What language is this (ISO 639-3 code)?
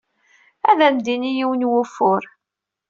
kab